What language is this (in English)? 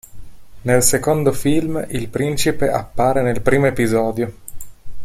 Italian